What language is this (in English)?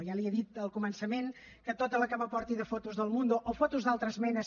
Catalan